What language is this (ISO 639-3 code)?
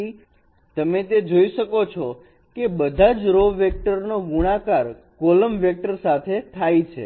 guj